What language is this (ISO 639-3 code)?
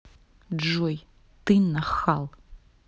rus